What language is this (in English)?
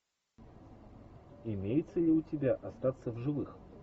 Russian